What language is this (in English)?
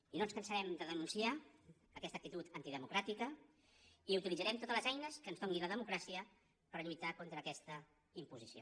Catalan